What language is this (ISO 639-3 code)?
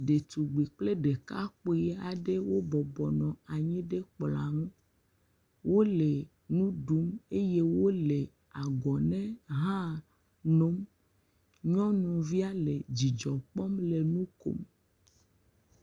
ewe